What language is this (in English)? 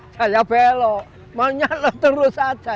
Indonesian